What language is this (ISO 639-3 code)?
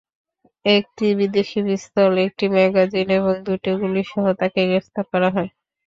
ben